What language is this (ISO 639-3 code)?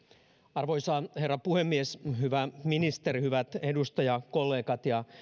fin